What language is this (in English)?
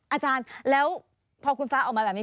Thai